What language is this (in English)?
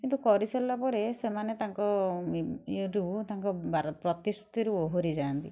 Odia